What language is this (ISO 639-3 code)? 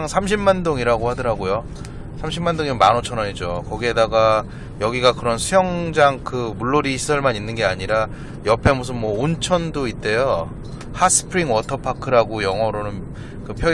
kor